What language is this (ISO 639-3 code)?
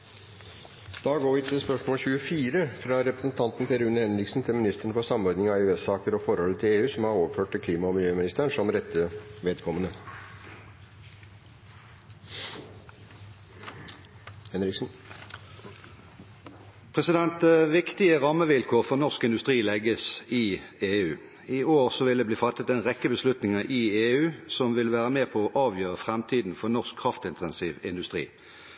nor